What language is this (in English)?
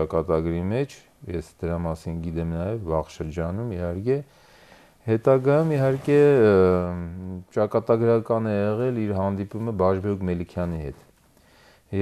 Turkish